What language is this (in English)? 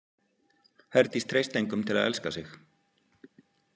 Icelandic